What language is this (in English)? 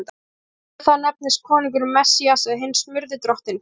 Icelandic